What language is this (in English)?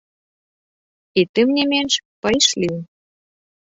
Belarusian